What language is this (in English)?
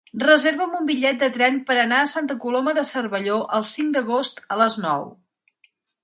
Catalan